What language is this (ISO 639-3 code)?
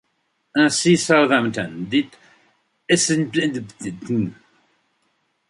fra